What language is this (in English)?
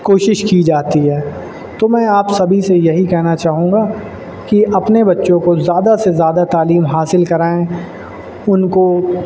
Urdu